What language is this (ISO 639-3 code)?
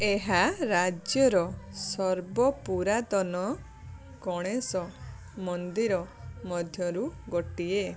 ori